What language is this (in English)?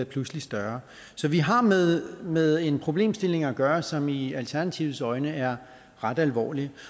Danish